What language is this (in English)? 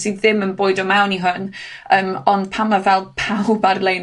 Welsh